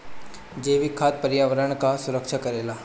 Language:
Bhojpuri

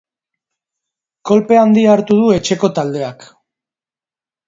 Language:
Basque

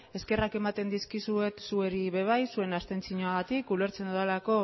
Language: Basque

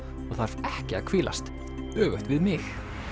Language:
Icelandic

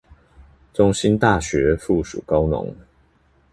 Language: Chinese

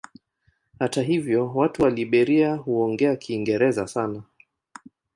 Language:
Swahili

